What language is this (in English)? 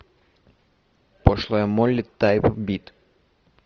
Russian